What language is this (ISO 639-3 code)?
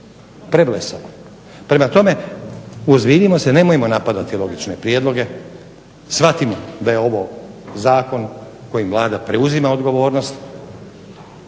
hrv